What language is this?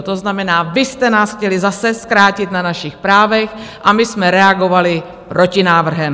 Czech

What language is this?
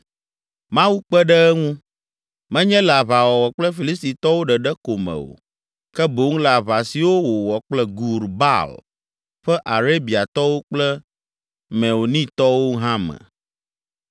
Ewe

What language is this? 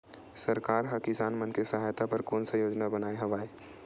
Chhattisgarhi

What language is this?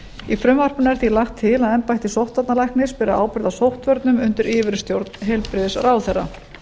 Icelandic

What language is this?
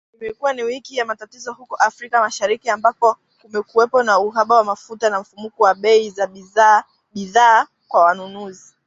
Swahili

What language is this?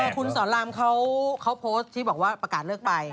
Thai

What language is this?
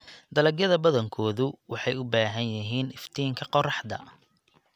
Somali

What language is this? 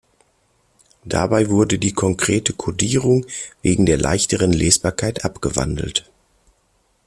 German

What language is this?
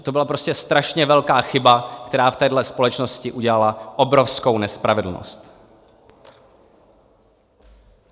Czech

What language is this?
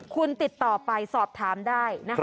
Thai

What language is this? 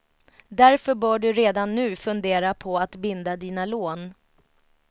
Swedish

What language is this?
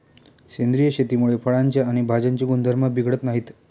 Marathi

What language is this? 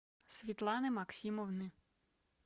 Russian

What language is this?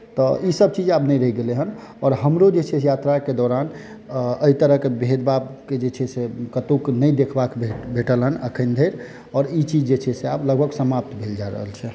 Maithili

